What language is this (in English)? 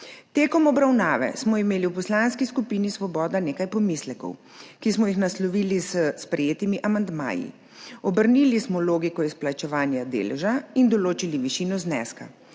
Slovenian